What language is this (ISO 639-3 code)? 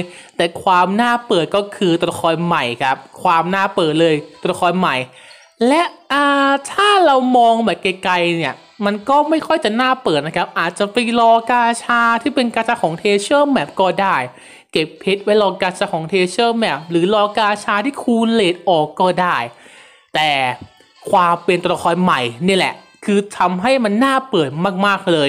tha